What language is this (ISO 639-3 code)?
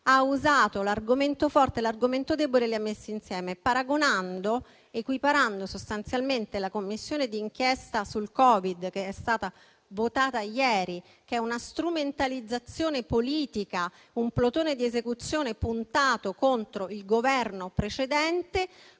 ita